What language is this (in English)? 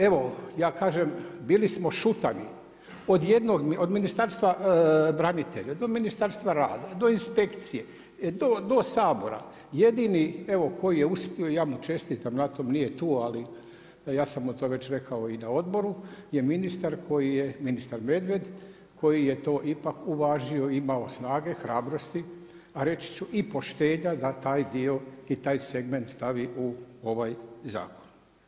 Croatian